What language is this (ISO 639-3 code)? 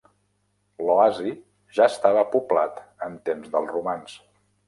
cat